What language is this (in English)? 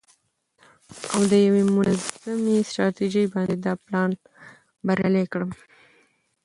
Pashto